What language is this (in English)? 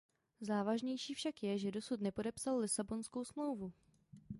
Czech